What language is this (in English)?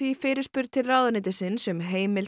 Icelandic